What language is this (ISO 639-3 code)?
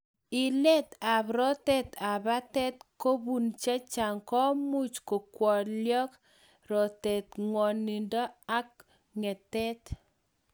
kln